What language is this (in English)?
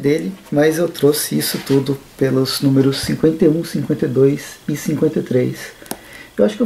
Portuguese